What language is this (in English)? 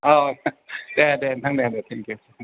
Bodo